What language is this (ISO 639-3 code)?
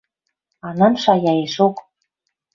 mrj